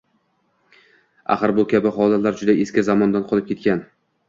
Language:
Uzbek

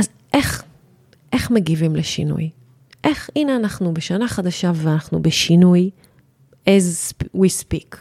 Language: Hebrew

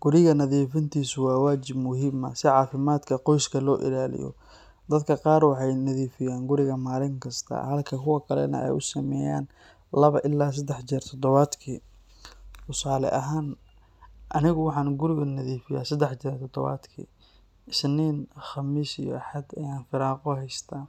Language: Somali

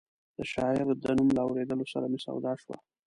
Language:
Pashto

